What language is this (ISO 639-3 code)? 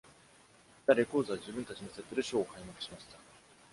jpn